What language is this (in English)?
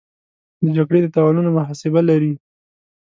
Pashto